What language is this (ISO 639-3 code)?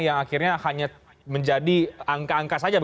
ind